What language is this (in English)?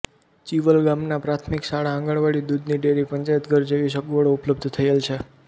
Gujarati